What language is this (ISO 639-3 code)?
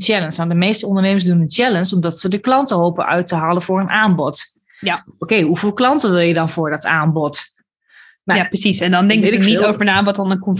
nld